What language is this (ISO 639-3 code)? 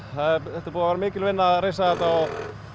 isl